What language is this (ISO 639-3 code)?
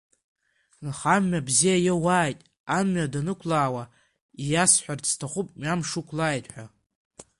abk